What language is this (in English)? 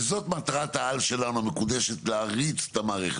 Hebrew